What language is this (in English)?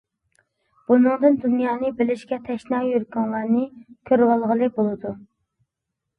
Uyghur